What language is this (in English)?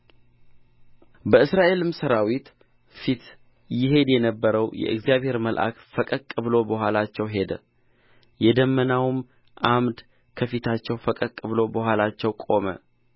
Amharic